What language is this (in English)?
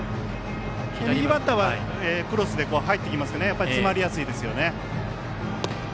Japanese